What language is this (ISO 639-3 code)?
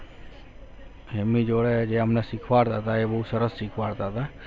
guj